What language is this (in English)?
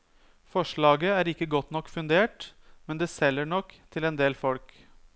Norwegian